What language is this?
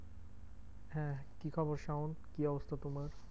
Bangla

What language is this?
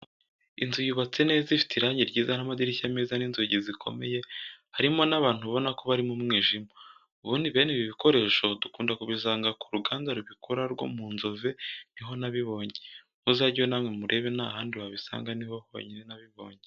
Kinyarwanda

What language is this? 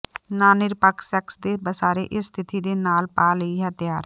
Punjabi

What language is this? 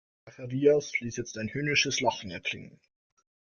German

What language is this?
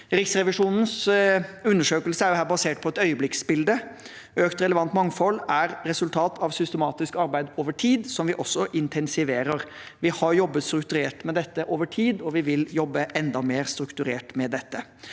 Norwegian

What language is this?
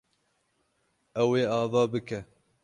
Kurdish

